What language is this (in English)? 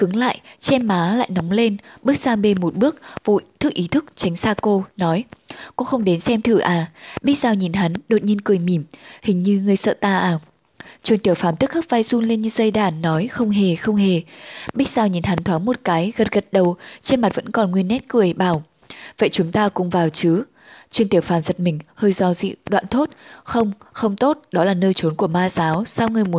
Vietnamese